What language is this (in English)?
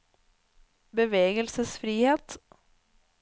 Norwegian